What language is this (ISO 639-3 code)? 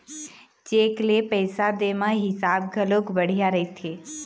hne